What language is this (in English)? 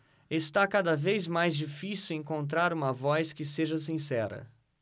Portuguese